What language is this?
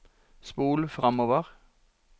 Norwegian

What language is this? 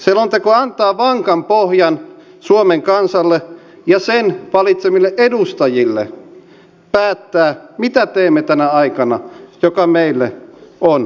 Finnish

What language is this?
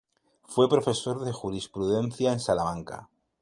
Spanish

